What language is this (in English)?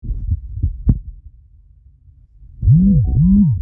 Masai